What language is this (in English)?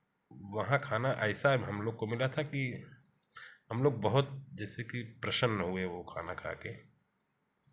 Hindi